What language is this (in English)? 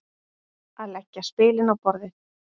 Icelandic